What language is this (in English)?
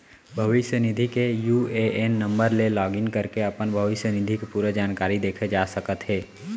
Chhattisgarhi